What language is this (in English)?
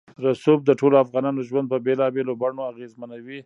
Pashto